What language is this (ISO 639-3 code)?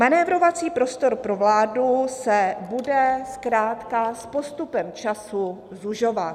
ces